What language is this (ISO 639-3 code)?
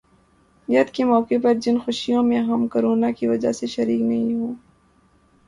urd